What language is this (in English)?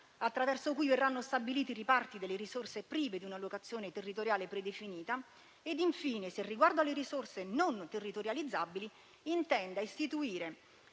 Italian